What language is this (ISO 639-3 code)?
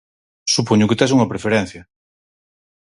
glg